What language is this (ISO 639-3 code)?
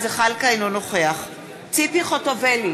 heb